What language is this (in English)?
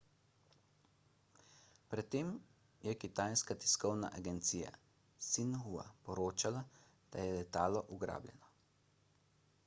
Slovenian